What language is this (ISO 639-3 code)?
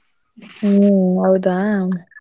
kan